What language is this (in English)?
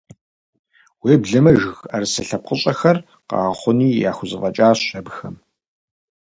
Kabardian